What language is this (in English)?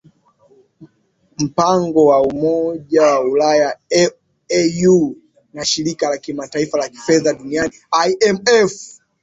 Swahili